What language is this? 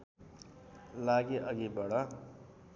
Nepali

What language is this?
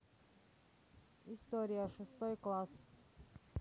Russian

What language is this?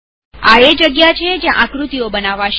Gujarati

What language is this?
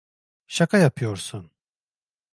Turkish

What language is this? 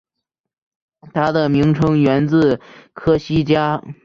Chinese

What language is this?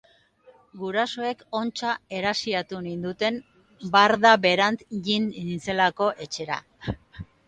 Basque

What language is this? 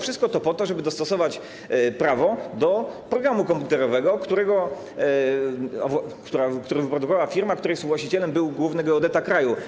Polish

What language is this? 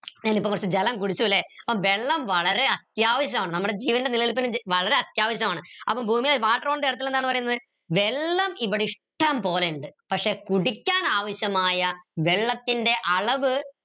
Malayalam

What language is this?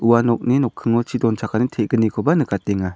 Garo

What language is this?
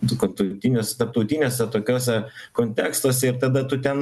Lithuanian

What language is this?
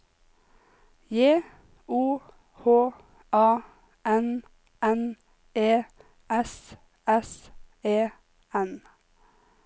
Norwegian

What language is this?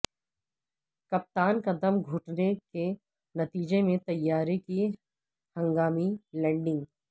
Urdu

